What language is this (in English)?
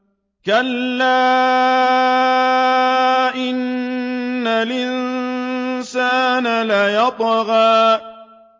Arabic